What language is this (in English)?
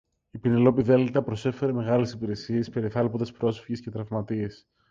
Greek